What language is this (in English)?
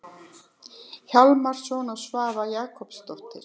Icelandic